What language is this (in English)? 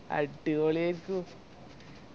Malayalam